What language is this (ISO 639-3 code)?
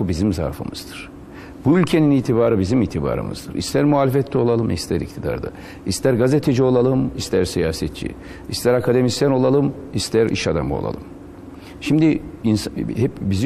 tur